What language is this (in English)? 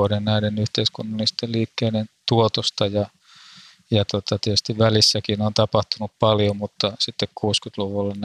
Finnish